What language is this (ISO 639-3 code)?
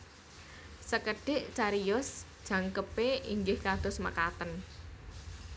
jav